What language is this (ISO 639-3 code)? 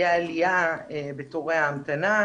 heb